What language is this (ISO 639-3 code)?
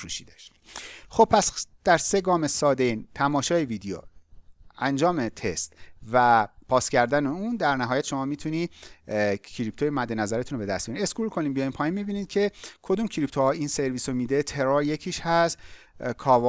fas